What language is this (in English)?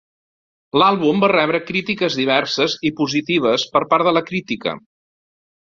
Catalan